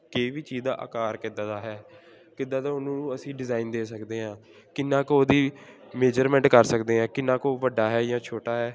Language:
Punjabi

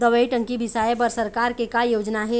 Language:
Chhattisgarhi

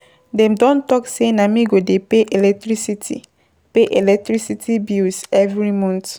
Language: Nigerian Pidgin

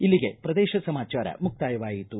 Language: Kannada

